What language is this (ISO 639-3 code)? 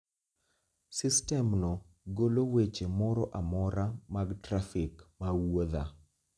luo